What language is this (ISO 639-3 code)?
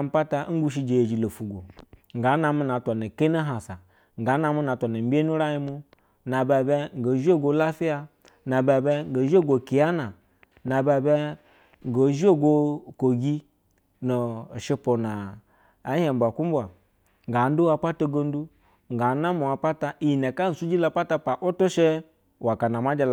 bzw